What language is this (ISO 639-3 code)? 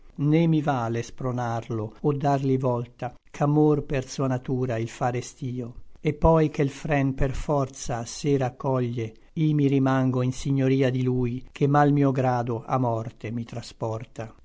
ita